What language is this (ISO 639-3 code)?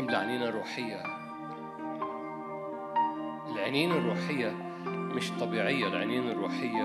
ara